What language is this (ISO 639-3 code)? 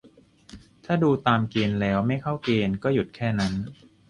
tha